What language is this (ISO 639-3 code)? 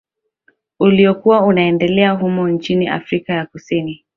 swa